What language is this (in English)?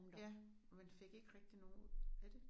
Danish